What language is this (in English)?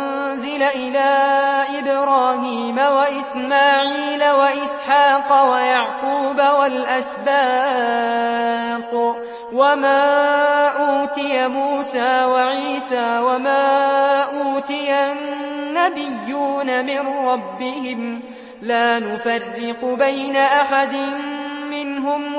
Arabic